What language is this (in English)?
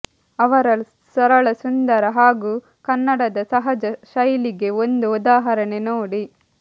Kannada